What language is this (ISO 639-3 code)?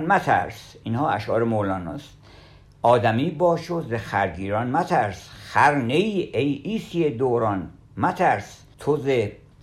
fas